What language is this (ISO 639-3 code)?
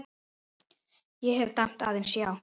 isl